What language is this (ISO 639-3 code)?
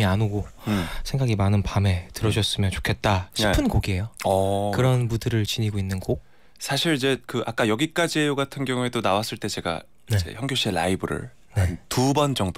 kor